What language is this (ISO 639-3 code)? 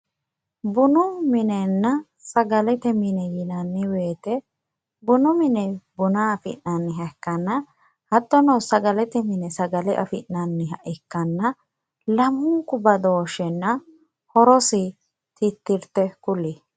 sid